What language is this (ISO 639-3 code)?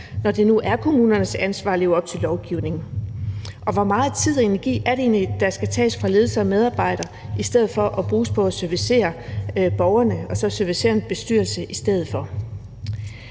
dan